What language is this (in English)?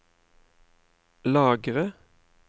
Norwegian